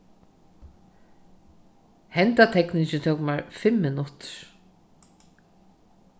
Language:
Faroese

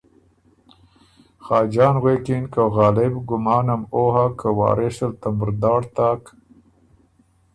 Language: Ormuri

